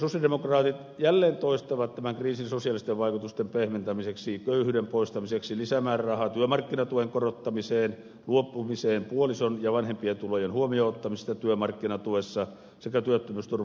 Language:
Finnish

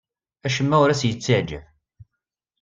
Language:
Kabyle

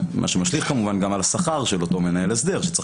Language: Hebrew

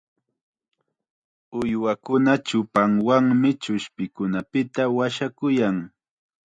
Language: Chiquián Ancash Quechua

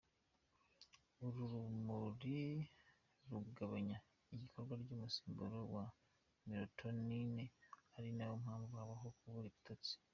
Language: Kinyarwanda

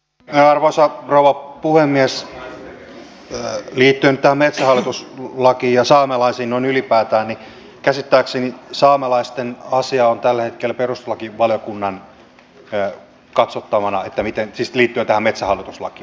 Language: Finnish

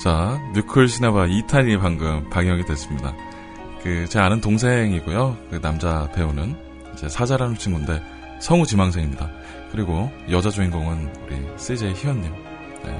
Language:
Korean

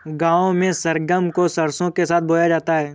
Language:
Hindi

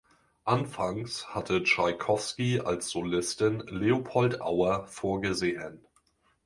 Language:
German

